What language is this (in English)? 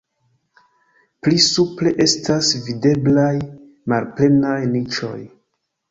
Esperanto